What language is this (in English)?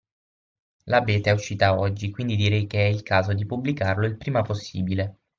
Italian